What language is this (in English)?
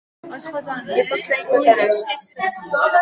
Uzbek